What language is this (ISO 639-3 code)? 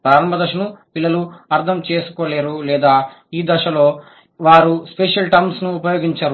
tel